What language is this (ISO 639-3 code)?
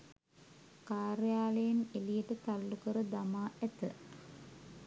sin